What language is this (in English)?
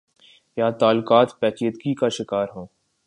Urdu